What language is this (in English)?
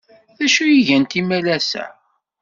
Kabyle